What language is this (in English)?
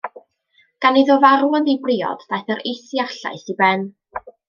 Welsh